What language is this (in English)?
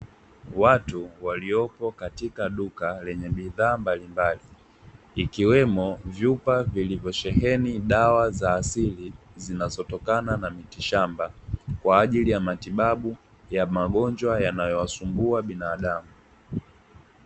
Swahili